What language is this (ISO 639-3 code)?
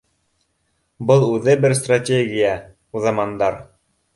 bak